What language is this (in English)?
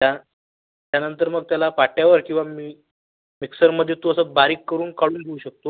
Marathi